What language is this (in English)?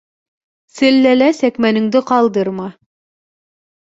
Bashkir